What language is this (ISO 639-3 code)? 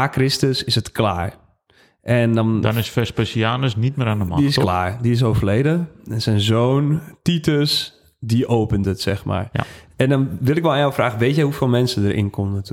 nld